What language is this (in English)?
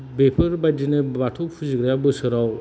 Bodo